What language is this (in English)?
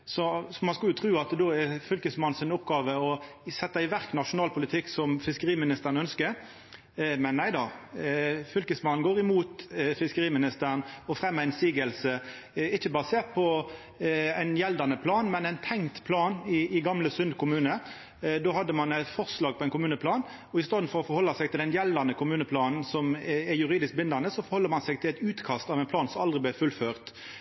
Norwegian Nynorsk